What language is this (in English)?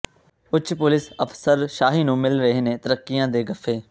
Punjabi